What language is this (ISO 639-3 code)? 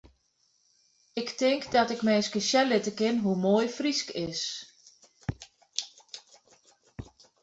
fry